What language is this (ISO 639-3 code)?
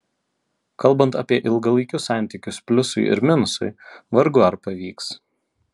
lit